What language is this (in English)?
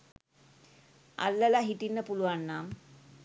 Sinhala